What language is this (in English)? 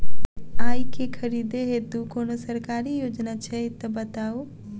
Maithili